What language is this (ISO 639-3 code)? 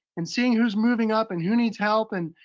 eng